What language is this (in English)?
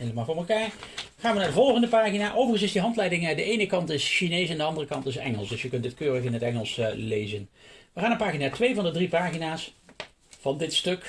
Dutch